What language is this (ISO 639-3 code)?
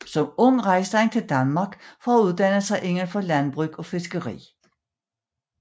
dan